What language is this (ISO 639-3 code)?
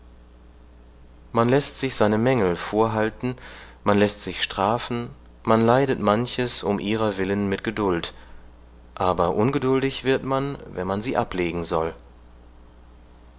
deu